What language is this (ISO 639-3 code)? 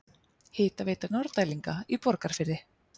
isl